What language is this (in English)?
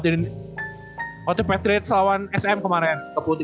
Indonesian